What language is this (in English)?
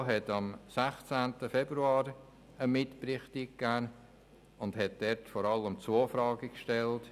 Swiss German